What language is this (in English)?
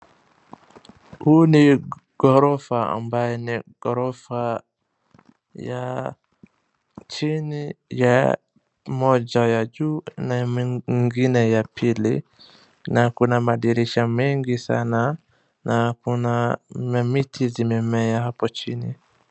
Swahili